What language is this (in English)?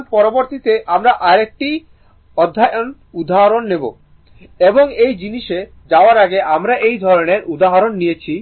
Bangla